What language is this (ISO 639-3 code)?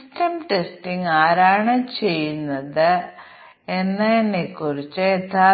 mal